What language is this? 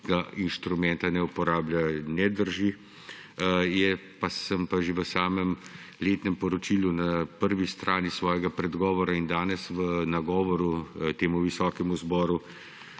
Slovenian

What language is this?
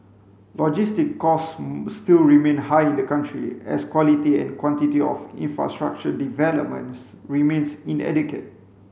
English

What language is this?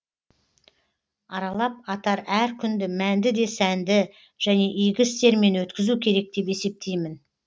Kazakh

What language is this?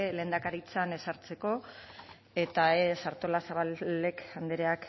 Basque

